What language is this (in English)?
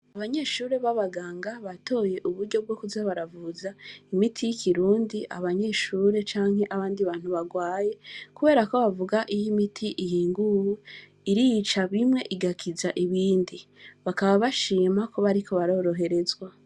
Rundi